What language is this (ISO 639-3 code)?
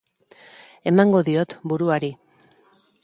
eus